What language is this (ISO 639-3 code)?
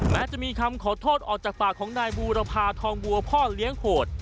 tha